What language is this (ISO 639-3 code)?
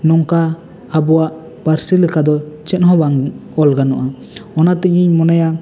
sat